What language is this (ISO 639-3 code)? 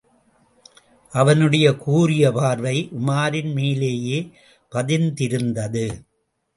tam